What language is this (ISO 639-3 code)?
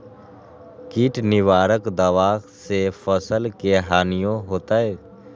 mag